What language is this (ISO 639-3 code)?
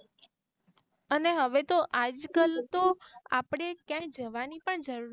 guj